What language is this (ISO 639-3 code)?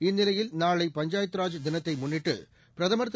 tam